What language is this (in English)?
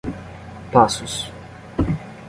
Portuguese